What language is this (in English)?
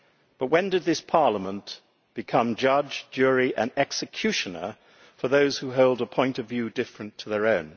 English